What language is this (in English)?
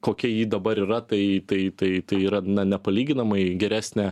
Lithuanian